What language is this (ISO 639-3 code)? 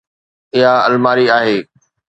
snd